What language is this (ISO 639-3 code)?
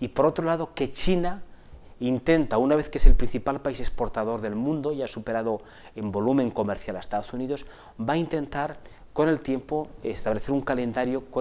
spa